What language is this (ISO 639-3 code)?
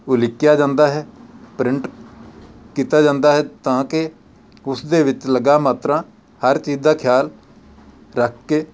pan